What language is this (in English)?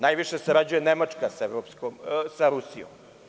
Serbian